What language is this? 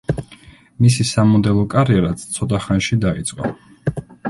Georgian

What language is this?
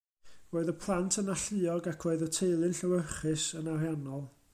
Welsh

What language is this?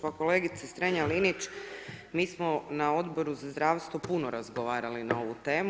Croatian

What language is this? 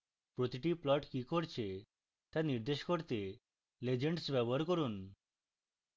Bangla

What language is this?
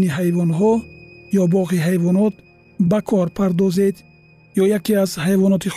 Persian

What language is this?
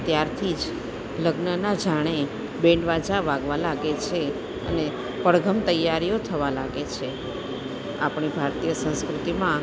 Gujarati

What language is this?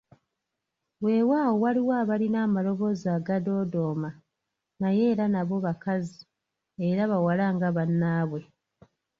Ganda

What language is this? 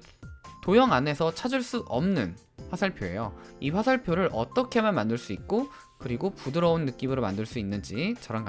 Korean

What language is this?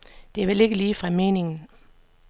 Danish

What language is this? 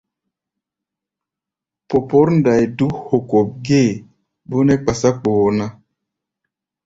Gbaya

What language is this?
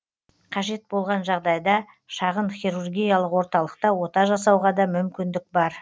Kazakh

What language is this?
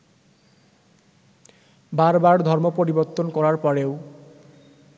Bangla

